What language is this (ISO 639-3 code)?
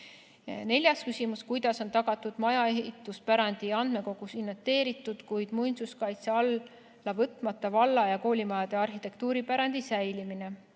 est